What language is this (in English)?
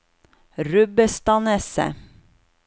Norwegian